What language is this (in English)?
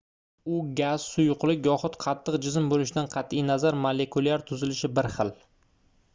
Uzbek